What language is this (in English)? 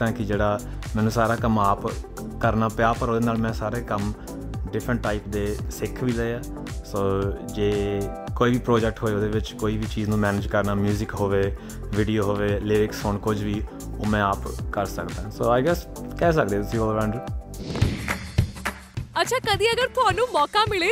Punjabi